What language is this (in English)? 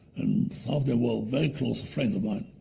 English